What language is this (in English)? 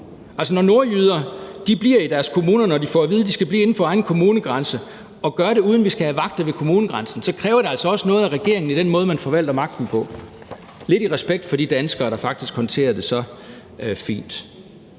Danish